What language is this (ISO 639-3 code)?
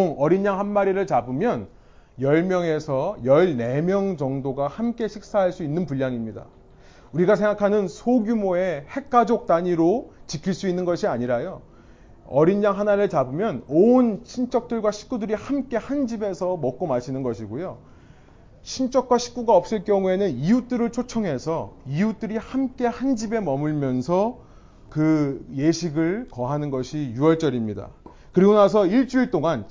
kor